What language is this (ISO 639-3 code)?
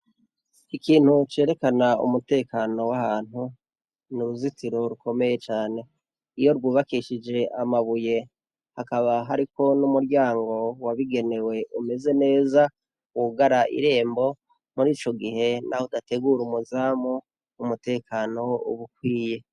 run